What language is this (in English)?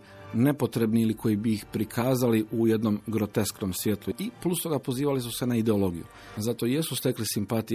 Croatian